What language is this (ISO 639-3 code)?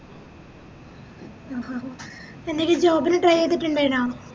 mal